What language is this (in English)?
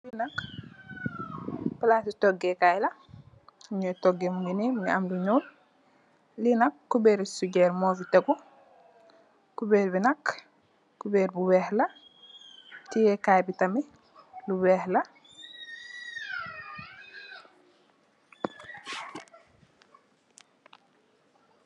Wolof